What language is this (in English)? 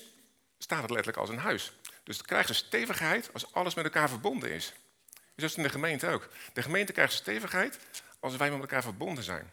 Dutch